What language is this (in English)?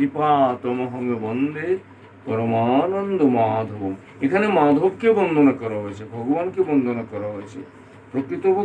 Bangla